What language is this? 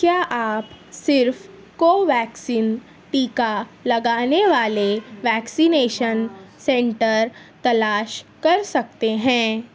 Urdu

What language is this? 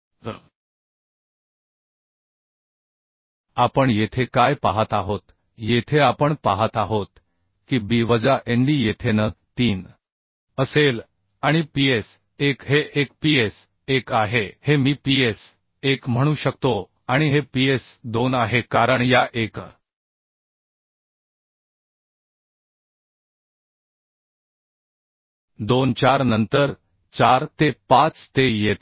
Marathi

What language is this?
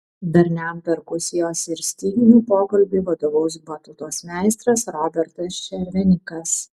Lithuanian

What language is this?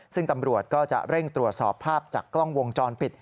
Thai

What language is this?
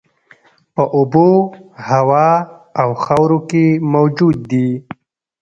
Pashto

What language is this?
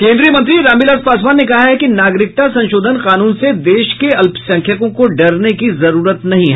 Hindi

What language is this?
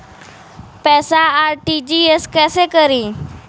Bhojpuri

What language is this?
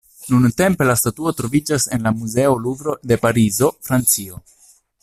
Esperanto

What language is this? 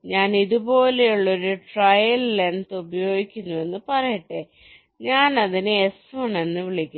Malayalam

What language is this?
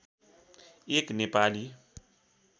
Nepali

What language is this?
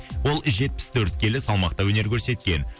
Kazakh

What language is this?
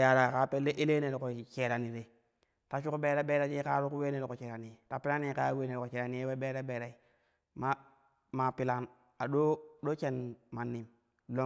Kushi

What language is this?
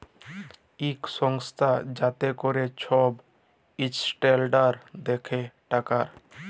Bangla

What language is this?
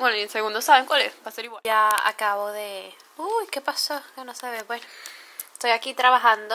Spanish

